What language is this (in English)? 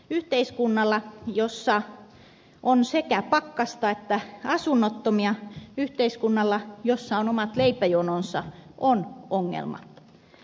Finnish